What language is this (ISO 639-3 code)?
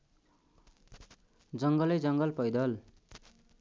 nep